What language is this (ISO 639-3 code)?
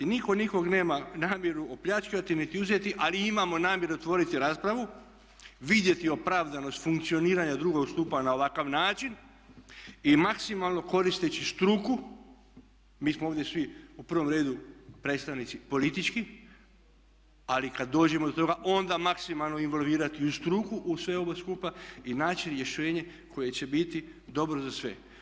hrv